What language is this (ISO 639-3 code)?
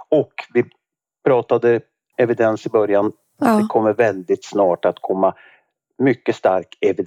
swe